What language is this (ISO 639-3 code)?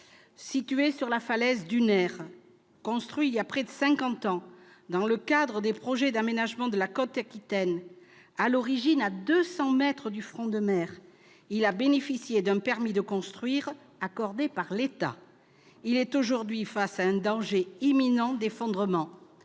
fra